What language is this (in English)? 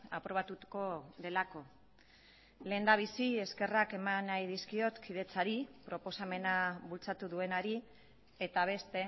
Basque